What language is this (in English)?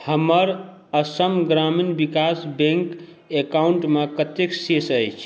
Maithili